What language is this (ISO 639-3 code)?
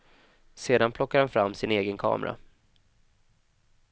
swe